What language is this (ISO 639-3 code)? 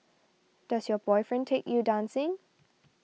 eng